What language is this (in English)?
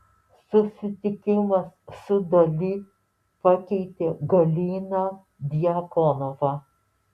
Lithuanian